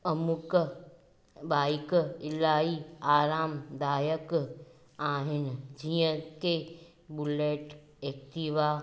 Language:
Sindhi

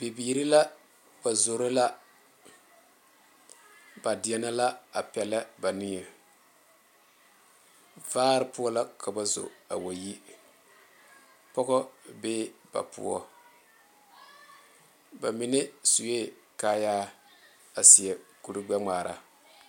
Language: Southern Dagaare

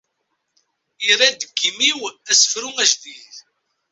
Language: Kabyle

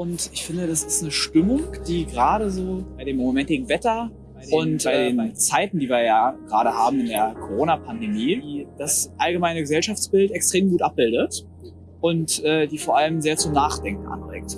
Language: German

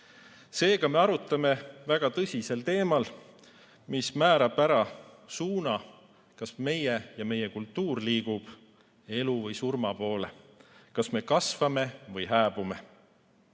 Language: Estonian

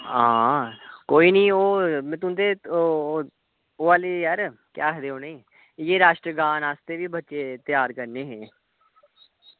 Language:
Dogri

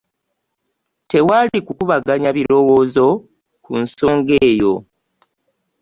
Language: Ganda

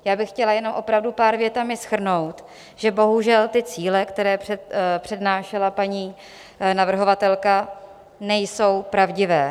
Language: Czech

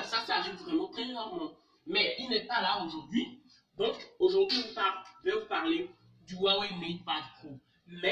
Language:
French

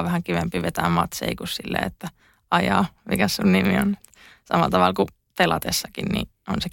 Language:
Finnish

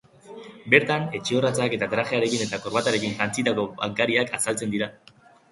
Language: Basque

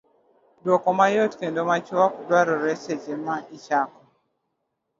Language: Luo (Kenya and Tanzania)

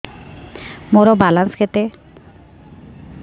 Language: Odia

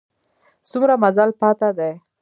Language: Pashto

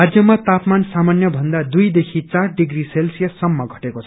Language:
Nepali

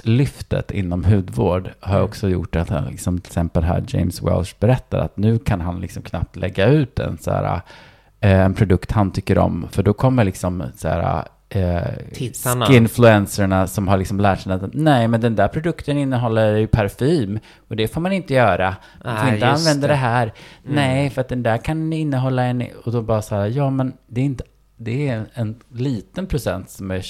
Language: Swedish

